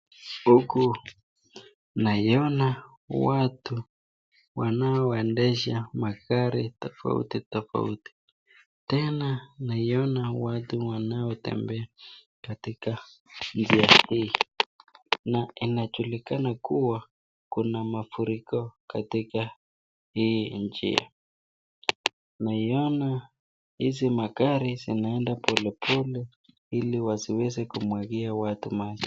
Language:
Swahili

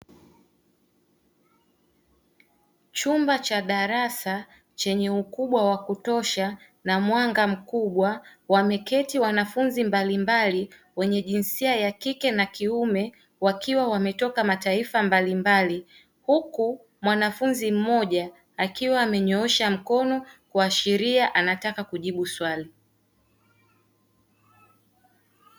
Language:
Swahili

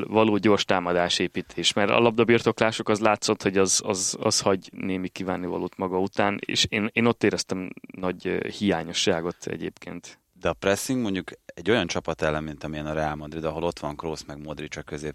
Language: Hungarian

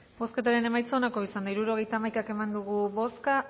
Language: Basque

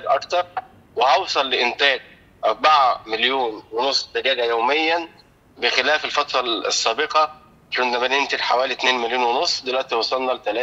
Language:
Arabic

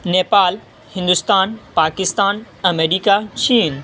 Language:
Urdu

